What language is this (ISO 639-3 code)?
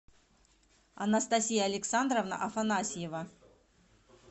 rus